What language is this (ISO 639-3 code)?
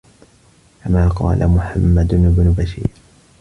ara